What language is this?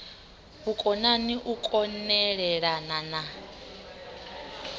Venda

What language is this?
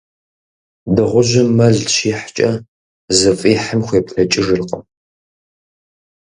Kabardian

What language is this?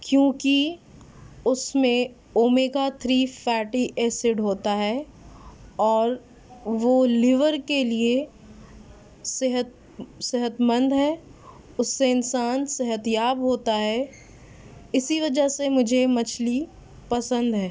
Urdu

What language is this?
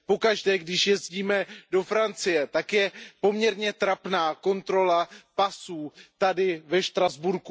Czech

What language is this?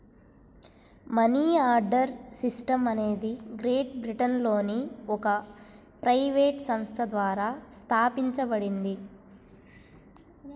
Telugu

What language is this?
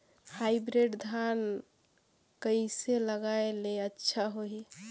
Chhattisgarhi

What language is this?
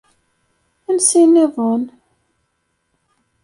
Kabyle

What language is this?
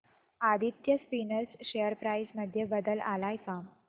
Marathi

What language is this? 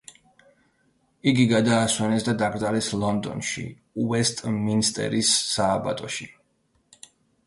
Georgian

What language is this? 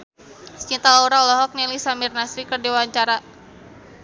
Sundanese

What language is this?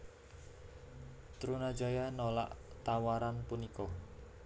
Javanese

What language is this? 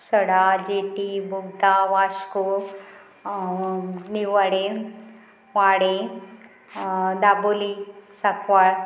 Konkani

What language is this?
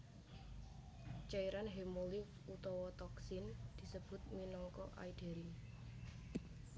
Javanese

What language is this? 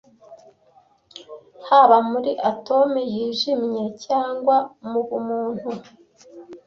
Kinyarwanda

